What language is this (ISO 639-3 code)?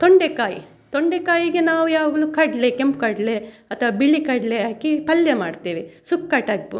kan